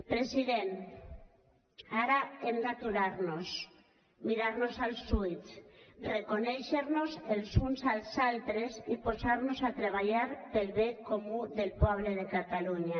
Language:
Catalan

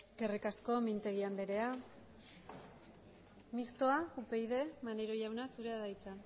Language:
Basque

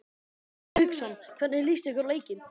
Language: Icelandic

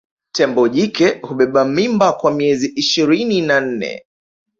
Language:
Swahili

